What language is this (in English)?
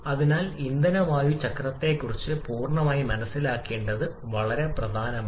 Malayalam